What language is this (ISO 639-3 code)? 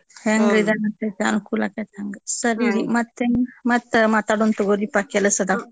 kan